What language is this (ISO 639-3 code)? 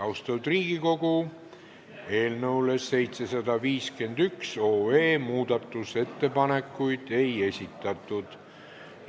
est